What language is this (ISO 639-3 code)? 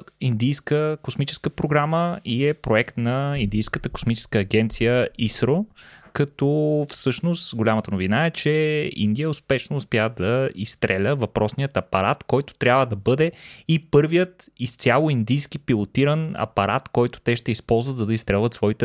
bul